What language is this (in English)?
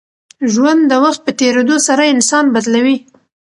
Pashto